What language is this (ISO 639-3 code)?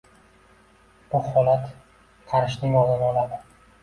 uzb